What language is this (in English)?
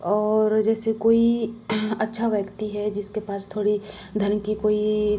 Hindi